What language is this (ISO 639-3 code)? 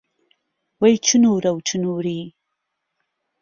ckb